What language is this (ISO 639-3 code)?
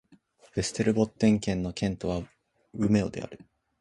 jpn